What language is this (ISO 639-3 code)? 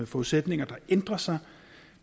dan